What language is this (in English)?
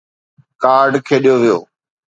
Sindhi